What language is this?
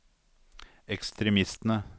Norwegian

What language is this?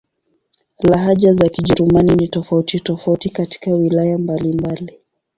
Swahili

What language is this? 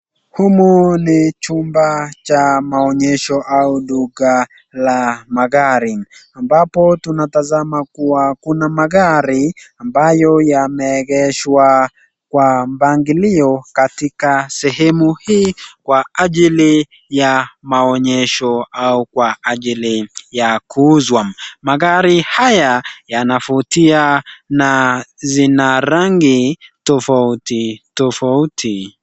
Swahili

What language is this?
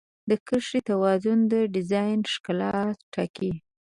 Pashto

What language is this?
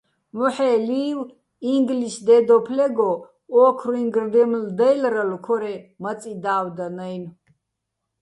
Bats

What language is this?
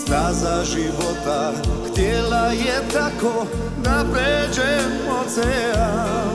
Romanian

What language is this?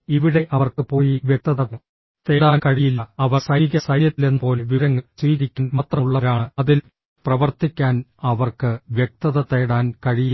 Malayalam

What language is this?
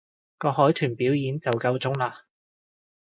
Cantonese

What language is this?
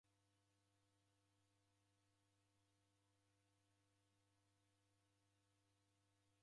Taita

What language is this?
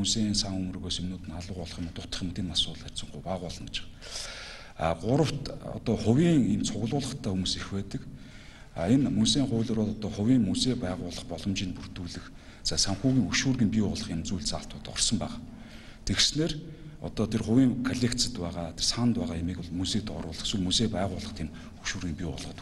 Russian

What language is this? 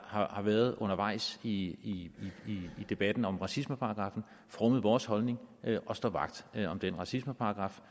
Danish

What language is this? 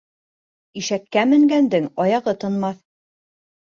Bashkir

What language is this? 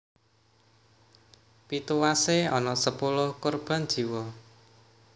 Javanese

